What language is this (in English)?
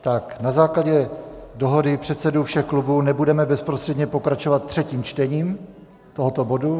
Czech